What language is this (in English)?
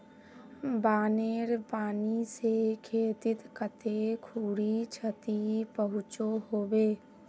Magahi